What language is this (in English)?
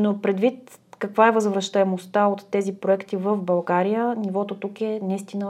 Bulgarian